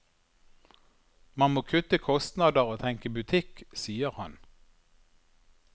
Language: Norwegian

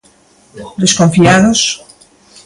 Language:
Galician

